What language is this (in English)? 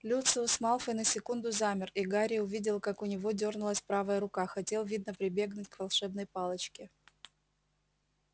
Russian